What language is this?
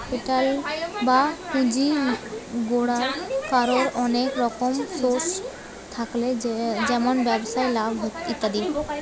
Bangla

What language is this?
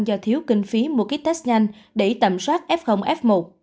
Vietnamese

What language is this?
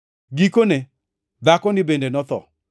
Luo (Kenya and Tanzania)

